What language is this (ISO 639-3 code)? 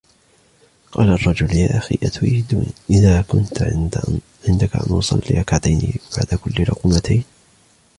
ara